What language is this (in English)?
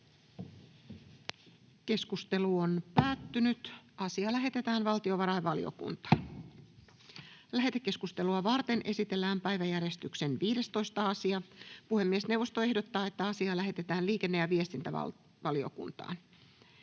Finnish